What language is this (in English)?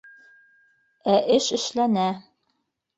Bashkir